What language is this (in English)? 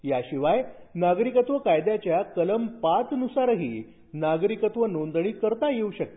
Marathi